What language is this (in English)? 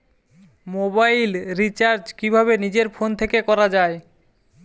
Bangla